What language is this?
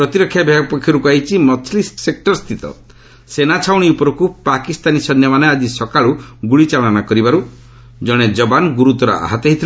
Odia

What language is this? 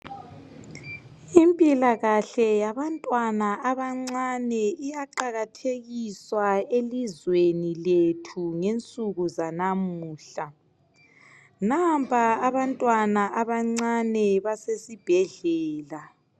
North Ndebele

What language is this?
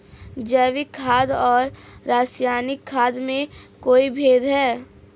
Hindi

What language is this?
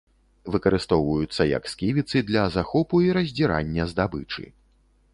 Belarusian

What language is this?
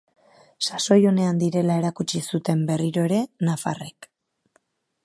Basque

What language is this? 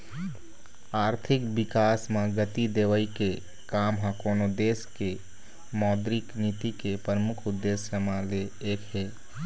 Chhattisgarhi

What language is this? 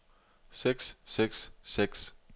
Danish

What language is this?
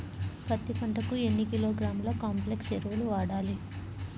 Telugu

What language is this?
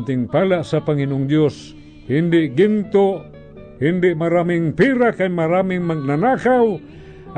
Filipino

